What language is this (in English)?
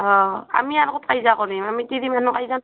Assamese